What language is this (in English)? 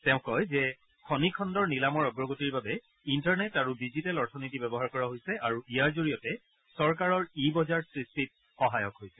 Assamese